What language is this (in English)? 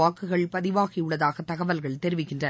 Tamil